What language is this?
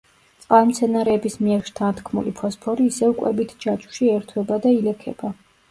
Georgian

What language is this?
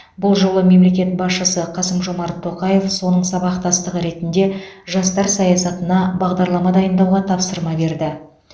Kazakh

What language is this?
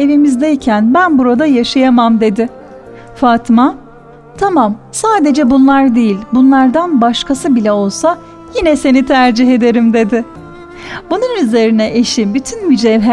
Turkish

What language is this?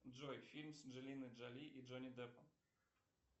Russian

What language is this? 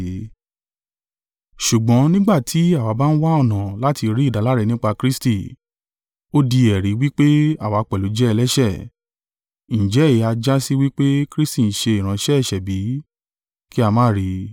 Yoruba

